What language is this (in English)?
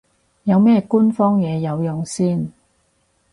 Cantonese